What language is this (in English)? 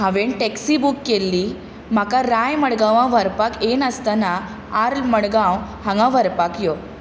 Konkani